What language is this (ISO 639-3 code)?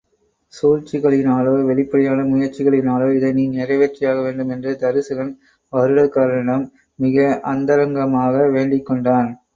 tam